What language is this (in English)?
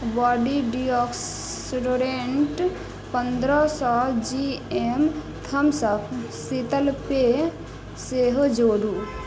Maithili